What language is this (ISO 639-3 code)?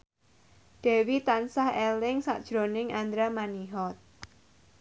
jav